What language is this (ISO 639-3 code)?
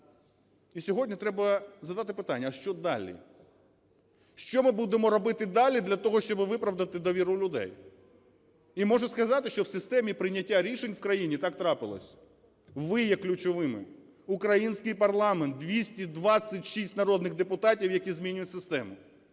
ukr